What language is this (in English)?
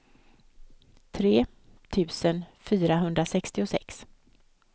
Swedish